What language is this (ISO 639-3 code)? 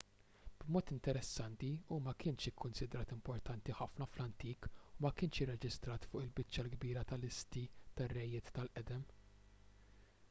mlt